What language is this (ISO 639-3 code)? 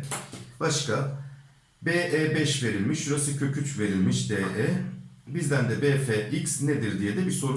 tur